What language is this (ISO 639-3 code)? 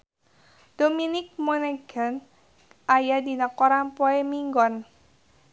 sun